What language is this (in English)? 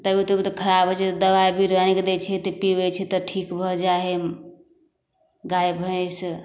Maithili